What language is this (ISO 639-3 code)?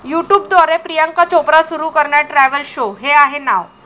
mar